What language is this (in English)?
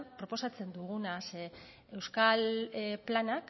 Basque